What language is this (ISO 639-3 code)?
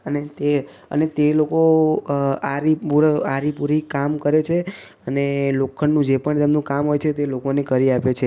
guj